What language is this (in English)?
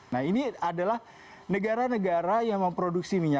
Indonesian